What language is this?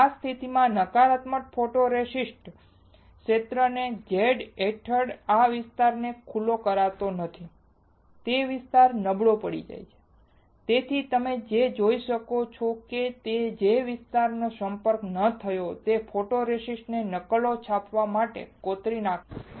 Gujarati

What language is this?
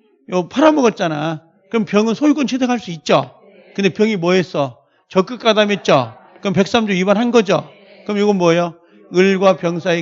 Korean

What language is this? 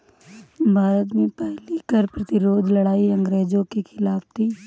Hindi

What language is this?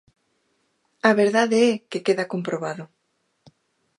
Galician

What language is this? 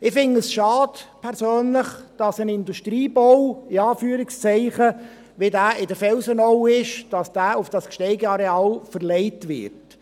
Swiss German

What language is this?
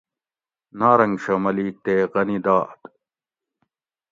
Gawri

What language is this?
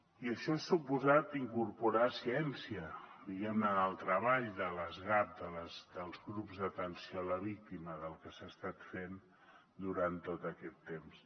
Catalan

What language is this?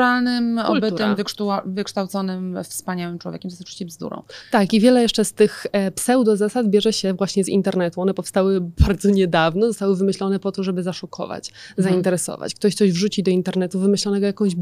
Polish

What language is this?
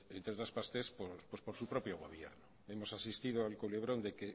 Spanish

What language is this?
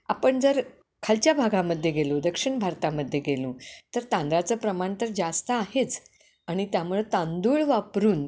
Marathi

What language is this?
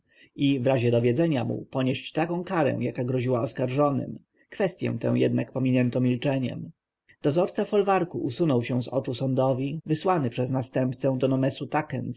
Polish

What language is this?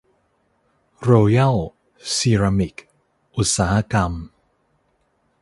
Thai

